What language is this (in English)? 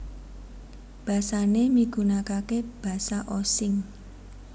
Javanese